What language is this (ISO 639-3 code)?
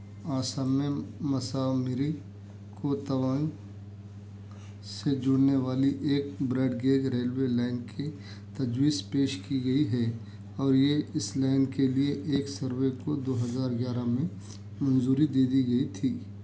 urd